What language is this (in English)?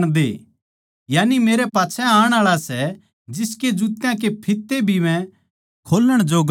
Haryanvi